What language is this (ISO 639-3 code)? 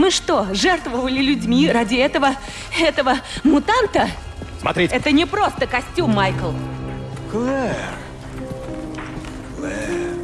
rus